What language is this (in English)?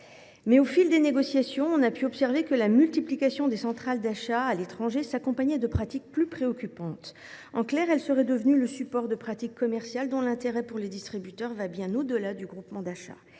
French